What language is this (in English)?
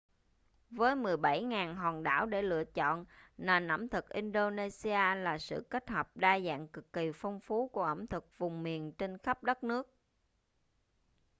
Vietnamese